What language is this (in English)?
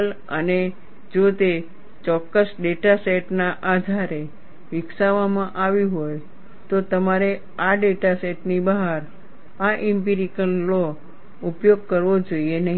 Gujarati